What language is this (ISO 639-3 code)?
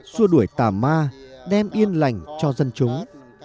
vie